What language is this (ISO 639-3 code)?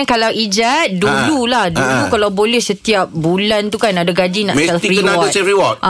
msa